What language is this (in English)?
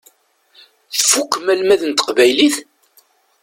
Kabyle